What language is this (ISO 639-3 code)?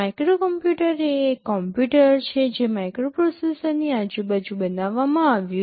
guj